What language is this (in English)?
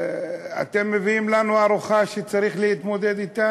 Hebrew